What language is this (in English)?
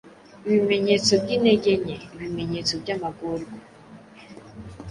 Kinyarwanda